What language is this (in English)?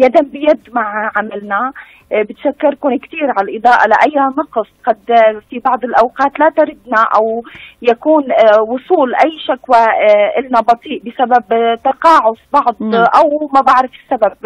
Arabic